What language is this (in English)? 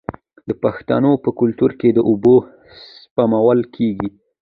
Pashto